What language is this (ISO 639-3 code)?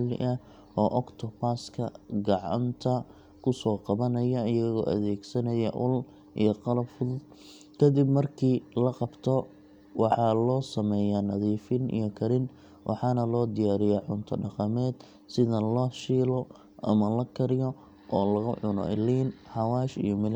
som